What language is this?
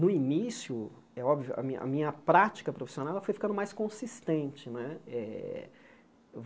Portuguese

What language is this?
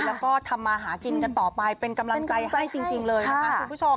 Thai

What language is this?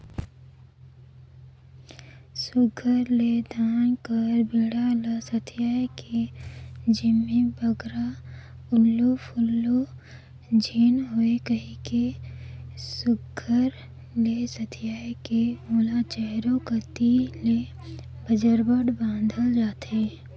Chhattisgarhi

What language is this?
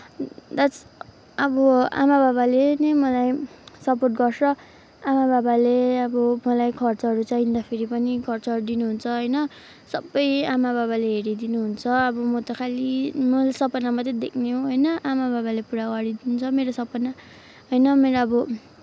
Nepali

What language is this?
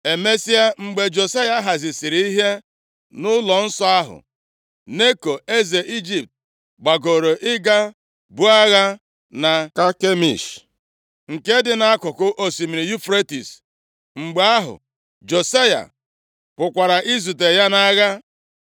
Igbo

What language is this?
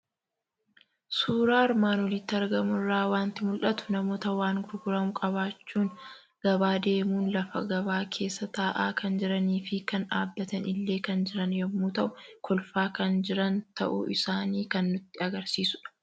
Oromo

